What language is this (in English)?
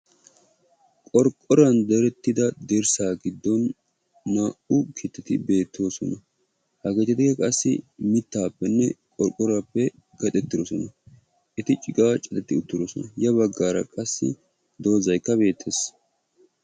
Wolaytta